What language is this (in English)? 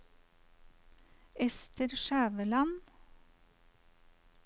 Norwegian